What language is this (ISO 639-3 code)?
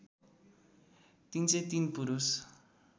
nep